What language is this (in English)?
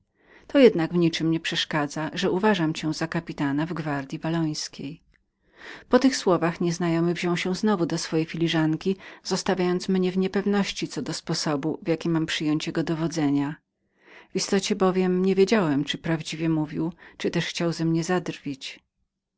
Polish